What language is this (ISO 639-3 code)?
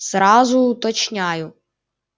rus